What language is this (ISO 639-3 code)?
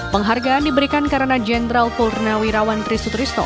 ind